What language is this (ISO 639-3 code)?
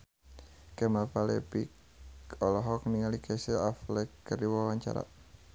sun